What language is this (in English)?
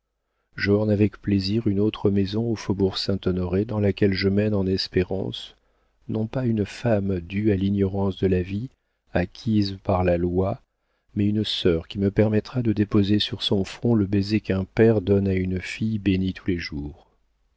French